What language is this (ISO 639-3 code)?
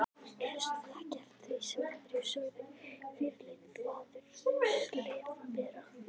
isl